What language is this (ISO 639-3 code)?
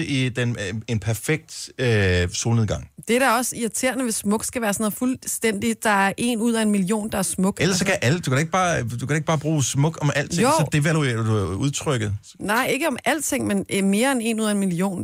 dan